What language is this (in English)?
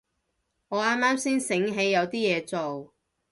Cantonese